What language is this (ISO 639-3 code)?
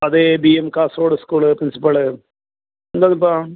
mal